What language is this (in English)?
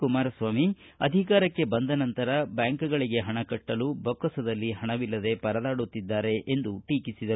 Kannada